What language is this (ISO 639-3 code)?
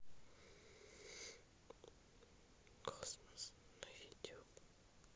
rus